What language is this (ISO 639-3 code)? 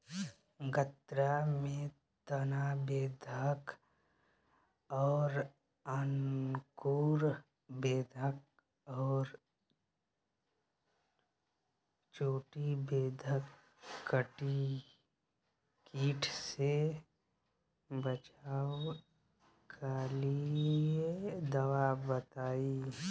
bho